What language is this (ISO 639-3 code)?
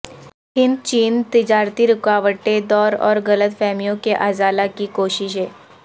urd